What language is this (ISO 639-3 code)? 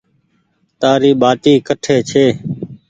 gig